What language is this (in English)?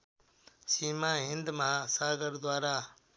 Nepali